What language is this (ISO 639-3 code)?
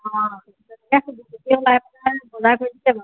asm